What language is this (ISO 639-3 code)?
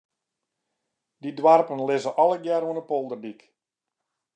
fry